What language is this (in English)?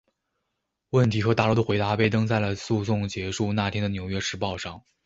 Chinese